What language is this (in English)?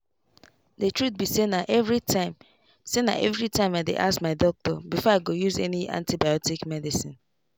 Nigerian Pidgin